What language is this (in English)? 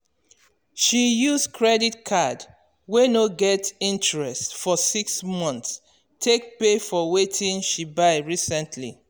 Nigerian Pidgin